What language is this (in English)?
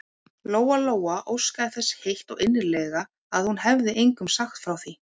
Icelandic